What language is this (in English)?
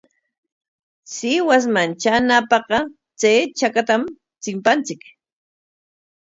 Corongo Ancash Quechua